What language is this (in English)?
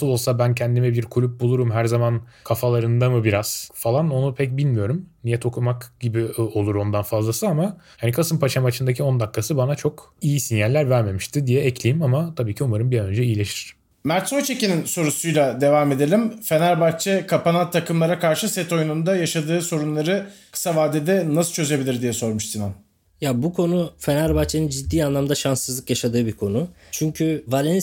Turkish